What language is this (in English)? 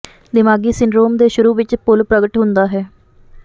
Punjabi